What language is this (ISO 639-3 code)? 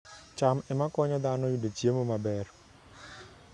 luo